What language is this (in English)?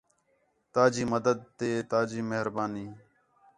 Khetrani